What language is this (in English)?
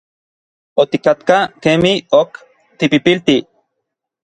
Orizaba Nahuatl